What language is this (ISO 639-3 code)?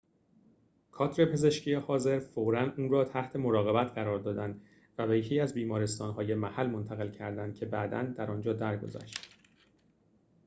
fas